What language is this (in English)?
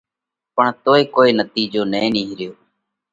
Parkari Koli